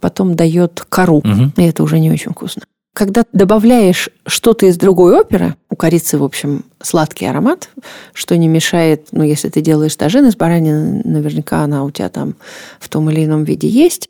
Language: Russian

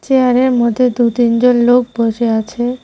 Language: Bangla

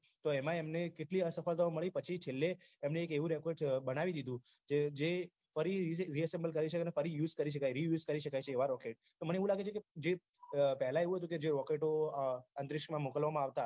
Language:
Gujarati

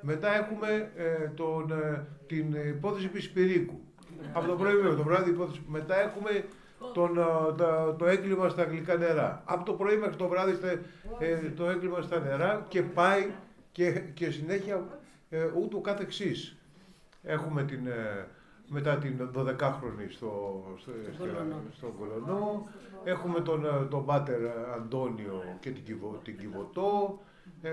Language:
Greek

